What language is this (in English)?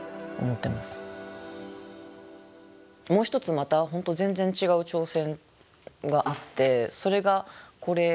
Japanese